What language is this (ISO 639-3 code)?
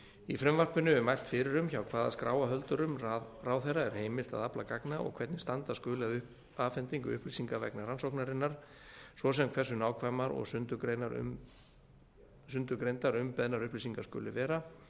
isl